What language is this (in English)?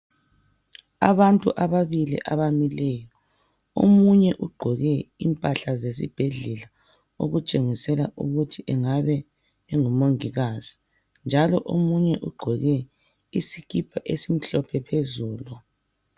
North Ndebele